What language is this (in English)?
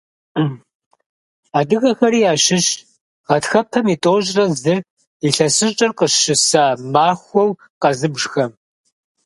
Kabardian